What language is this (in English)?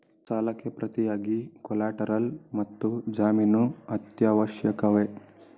Kannada